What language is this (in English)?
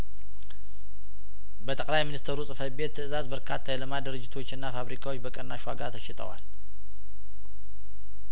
Amharic